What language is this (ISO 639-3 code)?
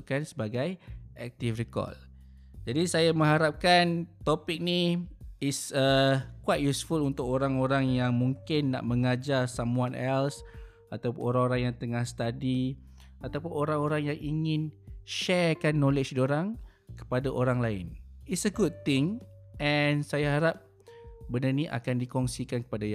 msa